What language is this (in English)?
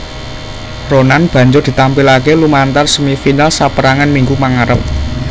Javanese